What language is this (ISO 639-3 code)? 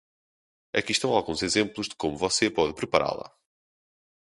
por